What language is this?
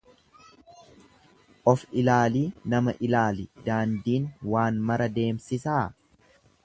Oromo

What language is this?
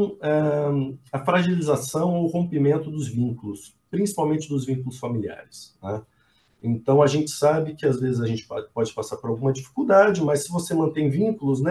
Portuguese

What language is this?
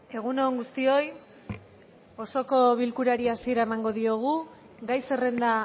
Basque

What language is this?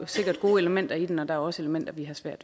Danish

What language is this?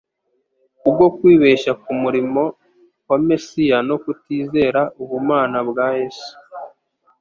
Kinyarwanda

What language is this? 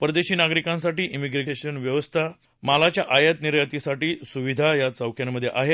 Marathi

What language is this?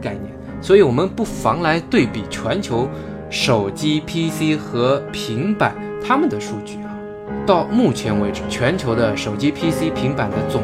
Chinese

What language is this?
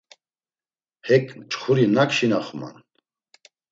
Laz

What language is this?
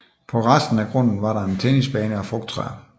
Danish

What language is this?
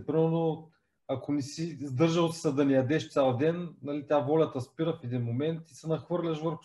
Bulgarian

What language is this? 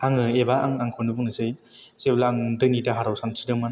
Bodo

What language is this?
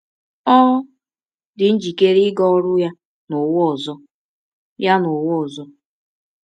Igbo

